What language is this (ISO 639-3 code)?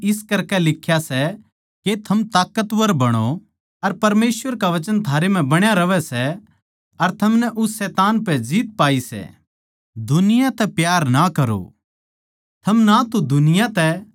bgc